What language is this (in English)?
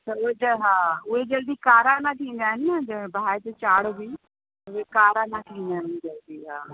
Sindhi